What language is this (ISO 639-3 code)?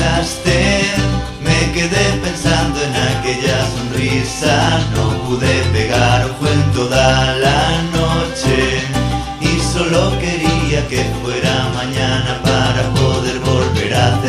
kor